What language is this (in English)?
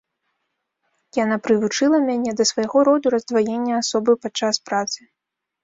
Belarusian